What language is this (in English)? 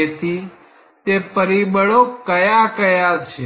Gujarati